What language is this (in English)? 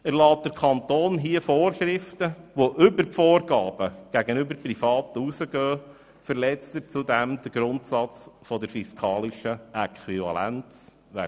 Swiss German